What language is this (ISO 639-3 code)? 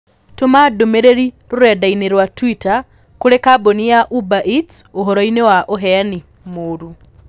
kik